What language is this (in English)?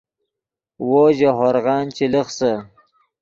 Yidgha